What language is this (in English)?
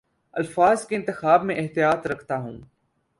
Urdu